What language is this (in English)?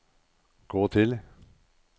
Norwegian